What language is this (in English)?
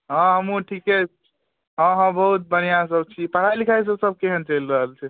Maithili